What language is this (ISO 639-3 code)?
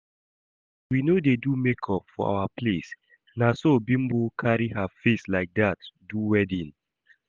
pcm